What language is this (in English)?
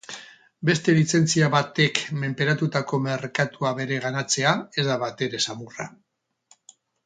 Basque